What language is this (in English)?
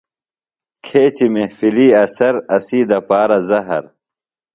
Phalura